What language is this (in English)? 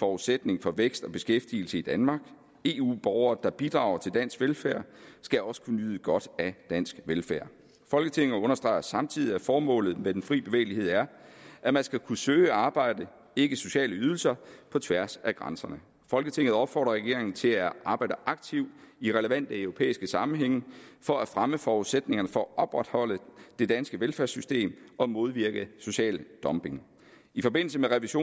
Danish